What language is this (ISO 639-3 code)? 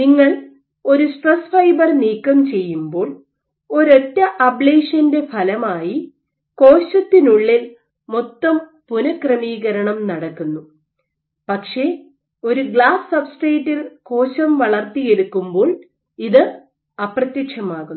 mal